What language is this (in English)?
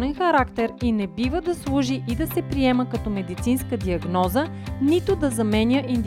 Bulgarian